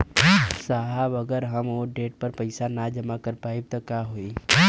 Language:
Bhojpuri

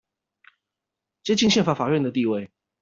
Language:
Chinese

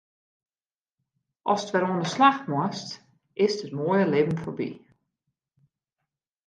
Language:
Western Frisian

